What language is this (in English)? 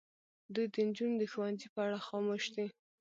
Pashto